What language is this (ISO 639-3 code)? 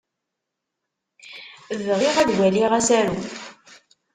kab